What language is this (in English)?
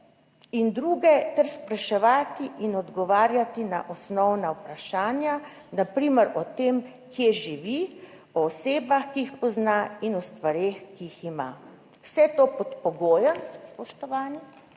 Slovenian